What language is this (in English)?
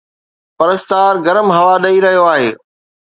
Sindhi